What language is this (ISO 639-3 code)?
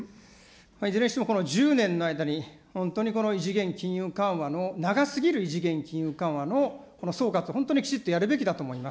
jpn